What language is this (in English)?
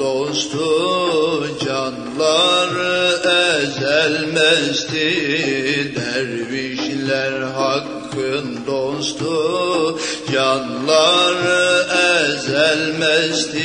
Turkish